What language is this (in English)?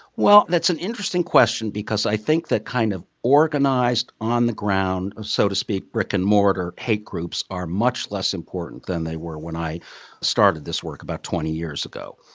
English